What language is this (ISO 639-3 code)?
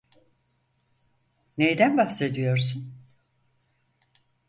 tur